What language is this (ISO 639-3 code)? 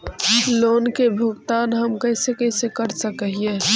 mag